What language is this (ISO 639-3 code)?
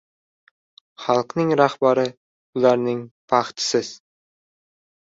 uzb